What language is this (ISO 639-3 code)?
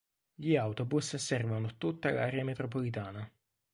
ita